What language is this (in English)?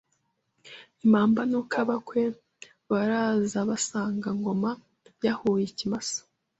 Kinyarwanda